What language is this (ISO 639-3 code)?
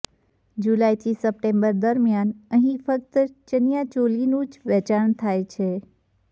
guj